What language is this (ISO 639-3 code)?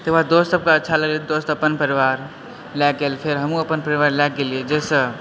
mai